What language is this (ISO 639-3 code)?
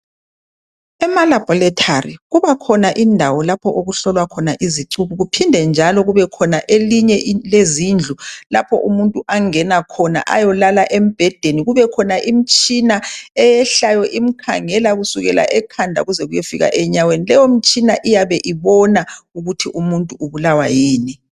nde